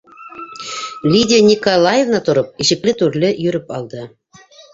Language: Bashkir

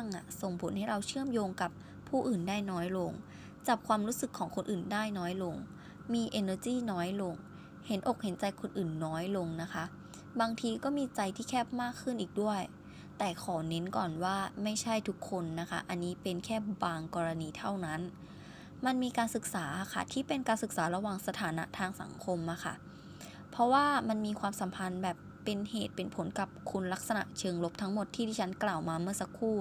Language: Thai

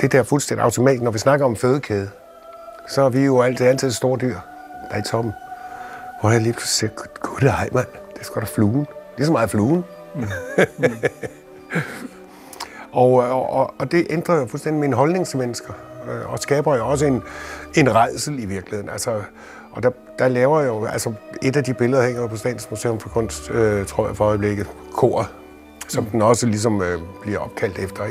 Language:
Danish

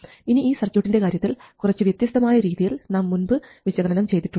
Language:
Malayalam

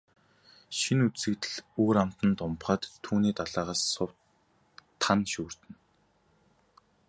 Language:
Mongolian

